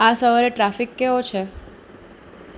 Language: Gujarati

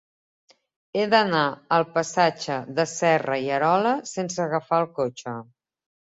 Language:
Catalan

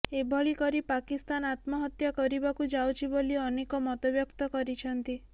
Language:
Odia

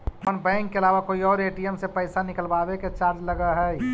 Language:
Magahi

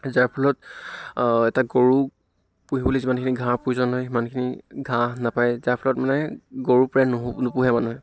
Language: Assamese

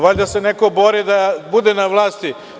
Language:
Serbian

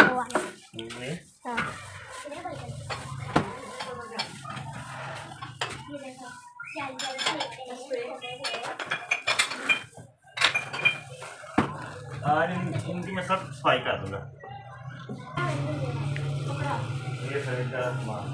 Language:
Thai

